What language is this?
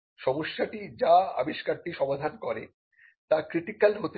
Bangla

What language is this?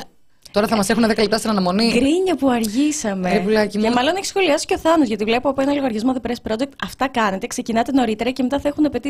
Greek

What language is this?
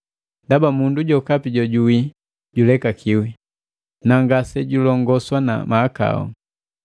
Matengo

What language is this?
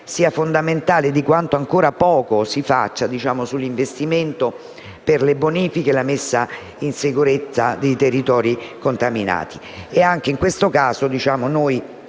Italian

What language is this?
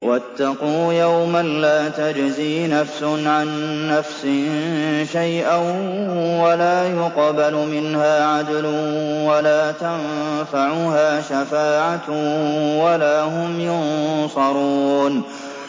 Arabic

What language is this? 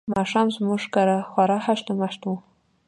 Pashto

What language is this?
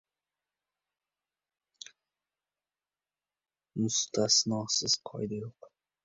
Uzbek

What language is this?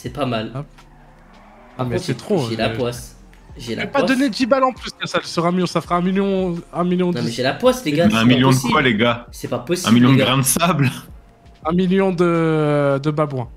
French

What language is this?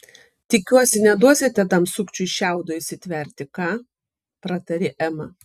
Lithuanian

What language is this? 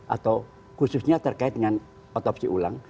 Indonesian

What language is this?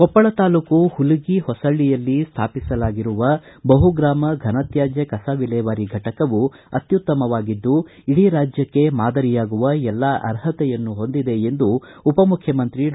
Kannada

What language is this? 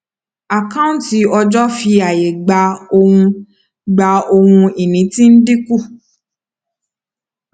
Yoruba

